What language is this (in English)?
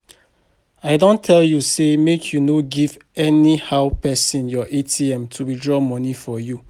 Nigerian Pidgin